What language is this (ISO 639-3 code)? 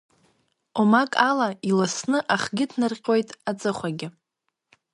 abk